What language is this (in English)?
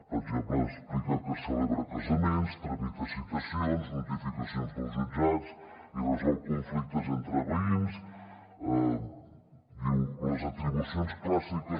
Catalan